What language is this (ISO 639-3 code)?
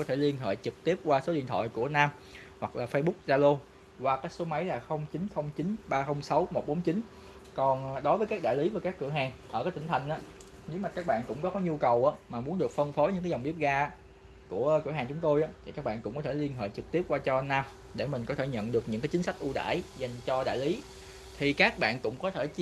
vie